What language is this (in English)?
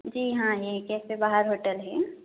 Urdu